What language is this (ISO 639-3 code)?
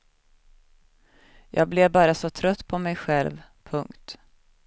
swe